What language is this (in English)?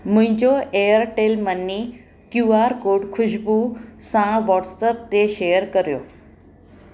Sindhi